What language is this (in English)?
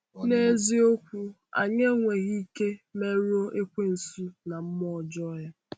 Igbo